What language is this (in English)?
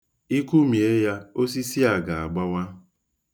Igbo